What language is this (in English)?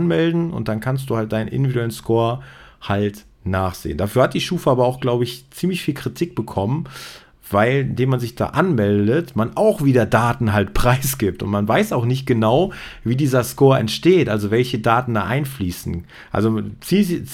German